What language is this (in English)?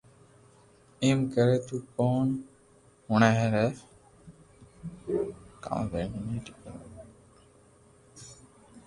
Loarki